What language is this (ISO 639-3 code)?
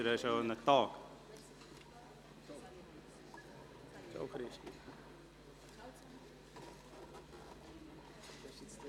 gsw